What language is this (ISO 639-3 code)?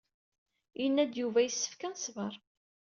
kab